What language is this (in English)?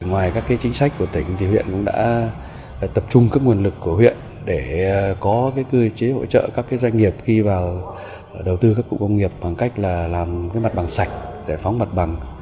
Vietnamese